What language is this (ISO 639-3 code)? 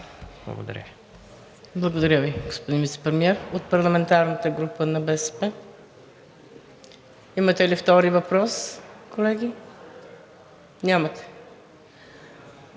bul